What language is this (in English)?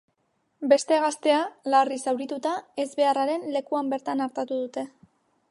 Basque